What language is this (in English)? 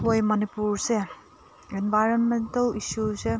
Manipuri